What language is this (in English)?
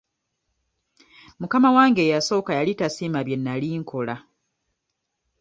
Ganda